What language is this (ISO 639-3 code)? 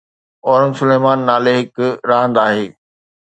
snd